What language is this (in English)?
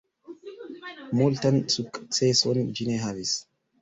Esperanto